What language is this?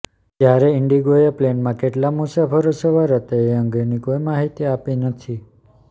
Gujarati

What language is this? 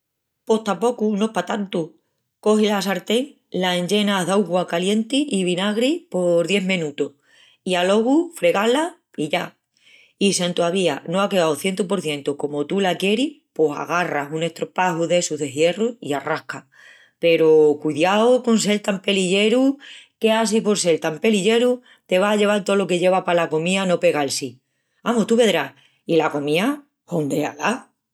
Extremaduran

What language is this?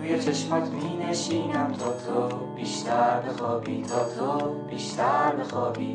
Persian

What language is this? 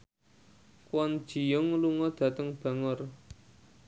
Javanese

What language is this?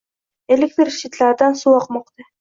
Uzbek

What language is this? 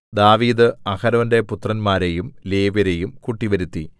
Malayalam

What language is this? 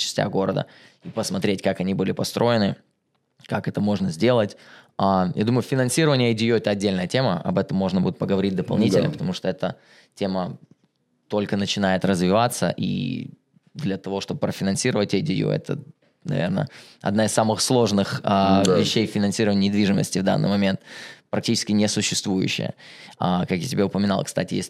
Russian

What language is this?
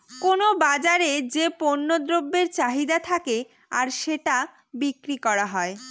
Bangla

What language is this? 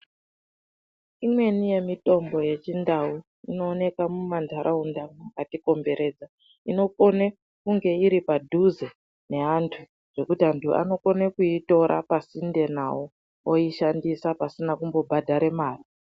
Ndau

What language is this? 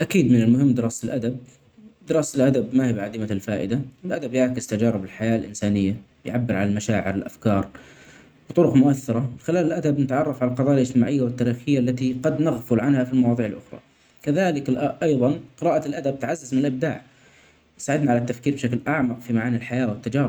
Omani Arabic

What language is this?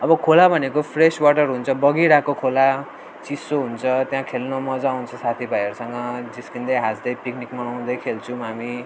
Nepali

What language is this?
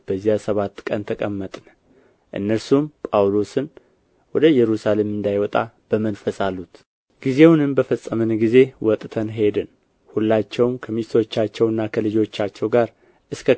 Amharic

